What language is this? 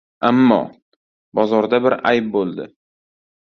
Uzbek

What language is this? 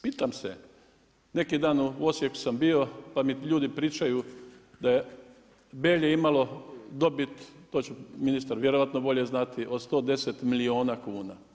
Croatian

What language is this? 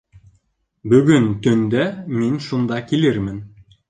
Bashkir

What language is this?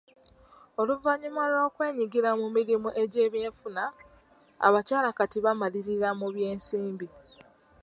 Ganda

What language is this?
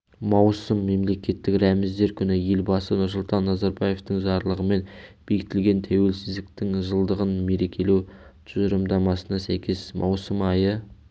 Kazakh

